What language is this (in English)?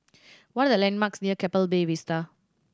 English